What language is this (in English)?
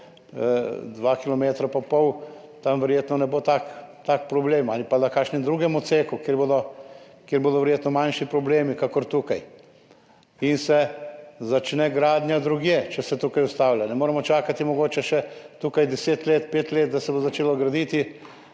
Slovenian